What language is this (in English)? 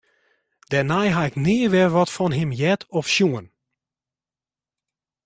Western Frisian